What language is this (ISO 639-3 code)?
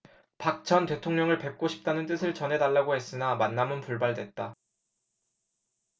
kor